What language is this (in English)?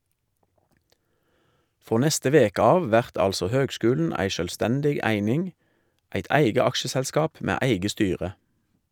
Norwegian